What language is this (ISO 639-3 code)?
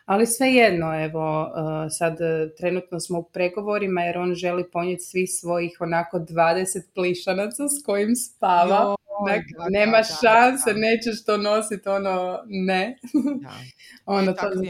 hrv